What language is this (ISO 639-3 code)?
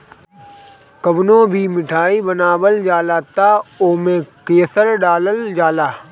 bho